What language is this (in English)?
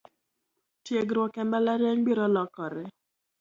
Luo (Kenya and Tanzania)